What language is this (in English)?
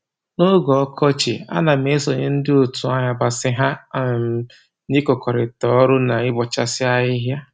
Igbo